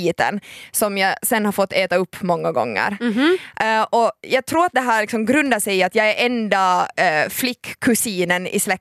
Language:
Swedish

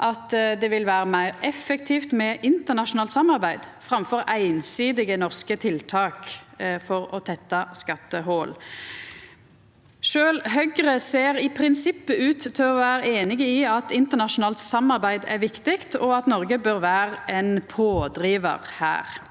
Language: Norwegian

